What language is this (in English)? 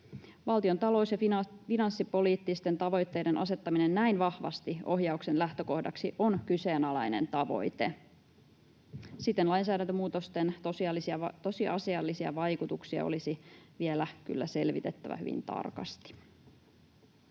Finnish